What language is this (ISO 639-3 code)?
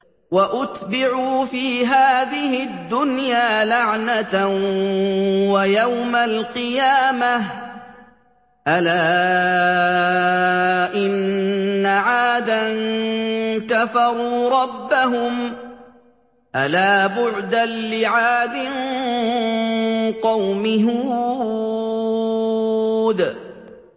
ara